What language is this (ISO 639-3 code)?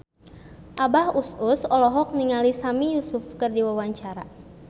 sun